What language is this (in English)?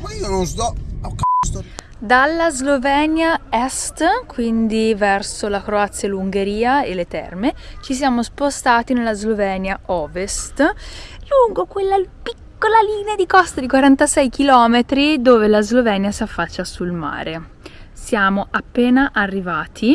Italian